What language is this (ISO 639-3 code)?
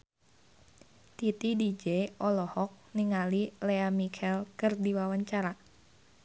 sun